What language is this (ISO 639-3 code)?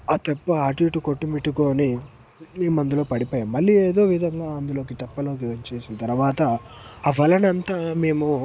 tel